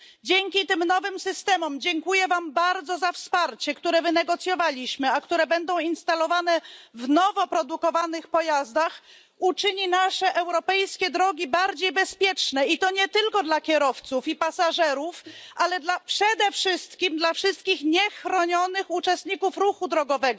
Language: Polish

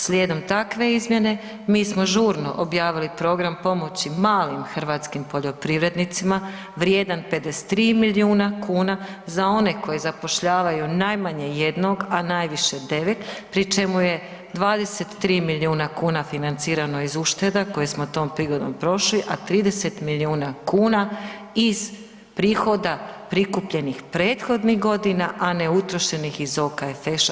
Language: Croatian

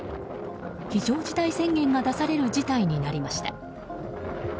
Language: Japanese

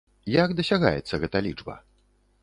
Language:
Belarusian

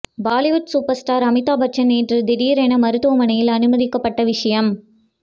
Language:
Tamil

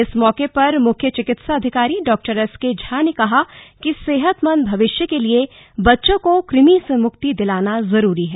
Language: Hindi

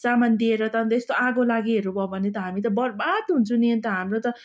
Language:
Nepali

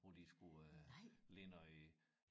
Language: Danish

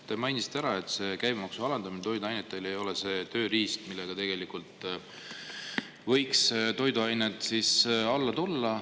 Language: Estonian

